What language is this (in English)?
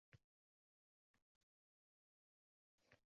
Uzbek